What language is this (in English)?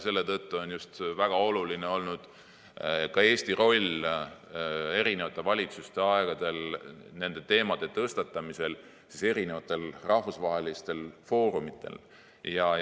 Estonian